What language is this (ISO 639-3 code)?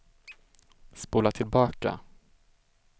swe